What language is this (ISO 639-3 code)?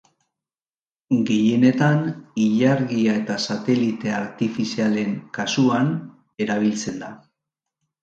eus